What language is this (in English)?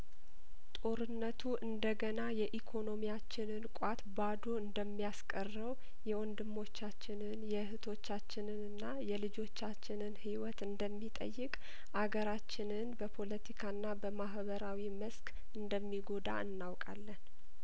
Amharic